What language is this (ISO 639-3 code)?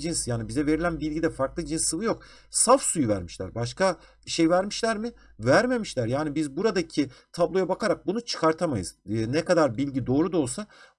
tur